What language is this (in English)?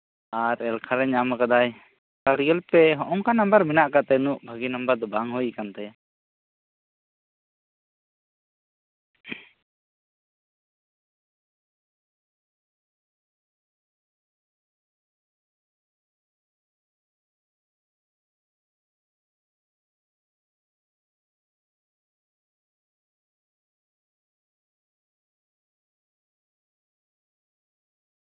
Santali